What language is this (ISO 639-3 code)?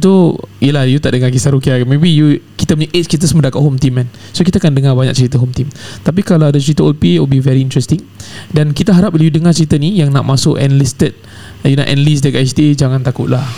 msa